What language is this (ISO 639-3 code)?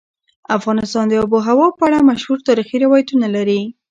pus